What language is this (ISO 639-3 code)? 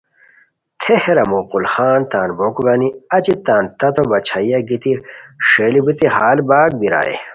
khw